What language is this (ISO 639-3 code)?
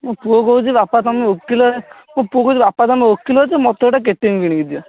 ori